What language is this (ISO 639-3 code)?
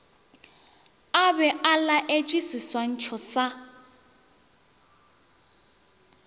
nso